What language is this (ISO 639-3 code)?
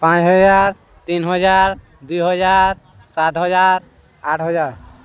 ori